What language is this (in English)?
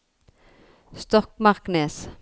Norwegian